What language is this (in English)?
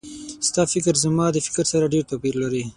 Pashto